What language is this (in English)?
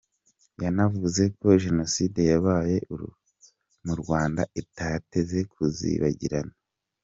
Kinyarwanda